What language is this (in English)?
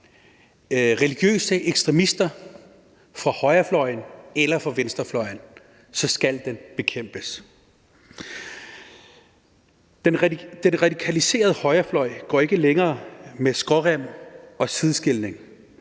Danish